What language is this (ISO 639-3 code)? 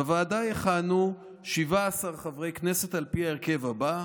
heb